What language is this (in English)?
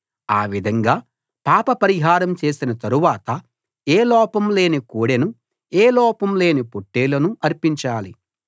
Telugu